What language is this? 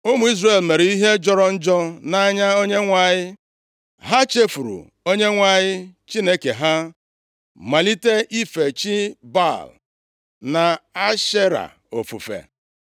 Igbo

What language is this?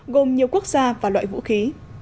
Vietnamese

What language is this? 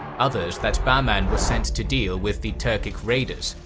English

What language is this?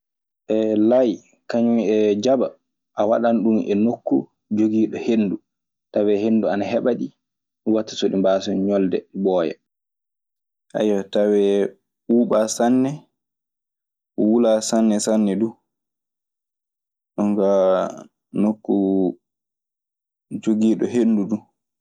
Maasina Fulfulde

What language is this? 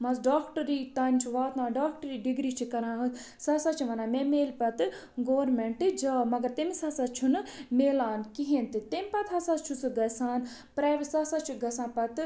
Kashmiri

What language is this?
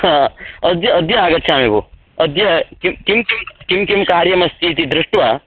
Sanskrit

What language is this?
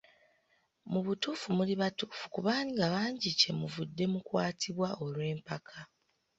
Ganda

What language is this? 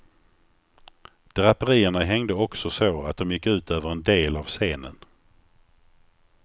Swedish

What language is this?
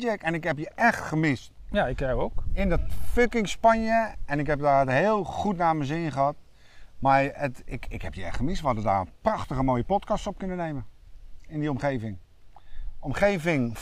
Dutch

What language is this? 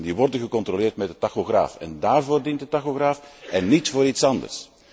Dutch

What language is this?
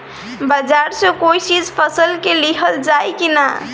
Bhojpuri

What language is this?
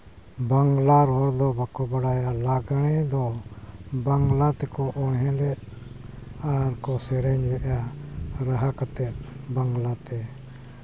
Santali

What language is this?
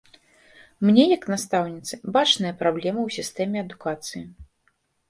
Belarusian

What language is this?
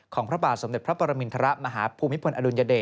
Thai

